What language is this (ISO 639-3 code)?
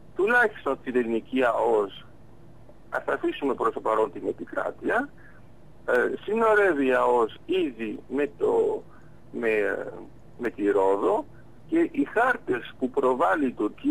ell